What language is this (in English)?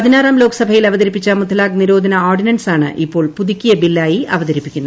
Malayalam